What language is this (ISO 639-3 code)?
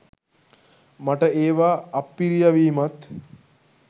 sin